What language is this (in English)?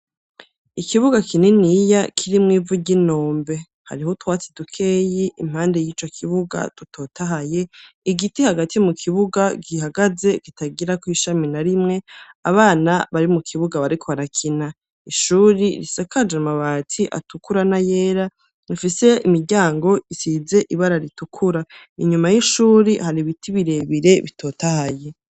Rundi